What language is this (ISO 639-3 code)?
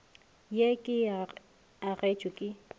nso